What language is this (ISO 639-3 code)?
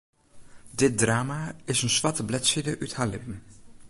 fry